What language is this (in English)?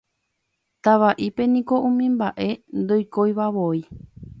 Guarani